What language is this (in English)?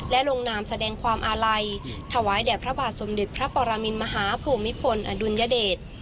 Thai